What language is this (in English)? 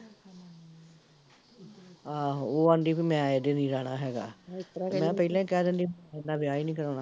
Punjabi